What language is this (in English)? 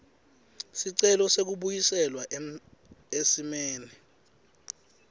Swati